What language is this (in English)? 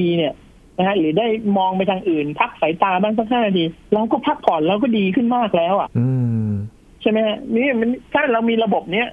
Thai